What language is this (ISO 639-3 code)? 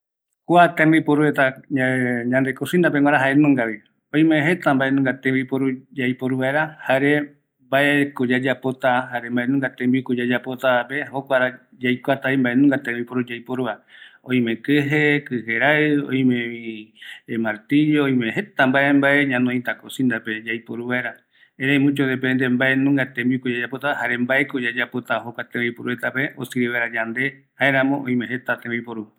gui